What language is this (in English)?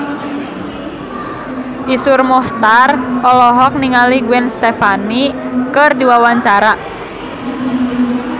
Sundanese